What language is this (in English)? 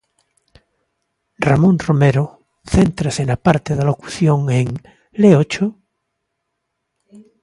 Galician